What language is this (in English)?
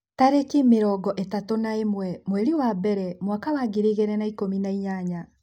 Kikuyu